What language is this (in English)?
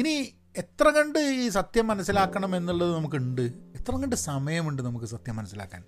Malayalam